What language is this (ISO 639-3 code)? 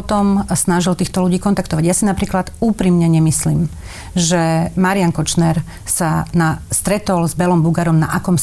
slk